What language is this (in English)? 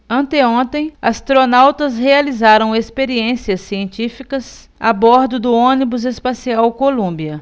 Portuguese